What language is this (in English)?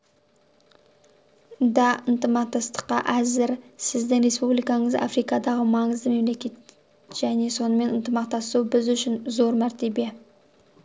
Kazakh